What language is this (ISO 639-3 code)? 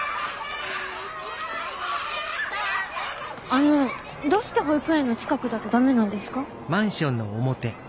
jpn